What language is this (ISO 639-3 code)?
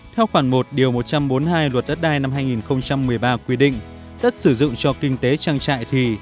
vie